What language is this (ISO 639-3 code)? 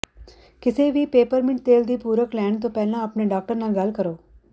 pan